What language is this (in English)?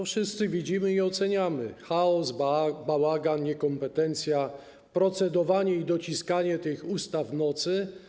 Polish